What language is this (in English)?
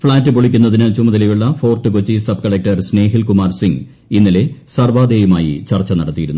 Malayalam